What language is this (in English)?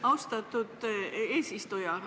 Estonian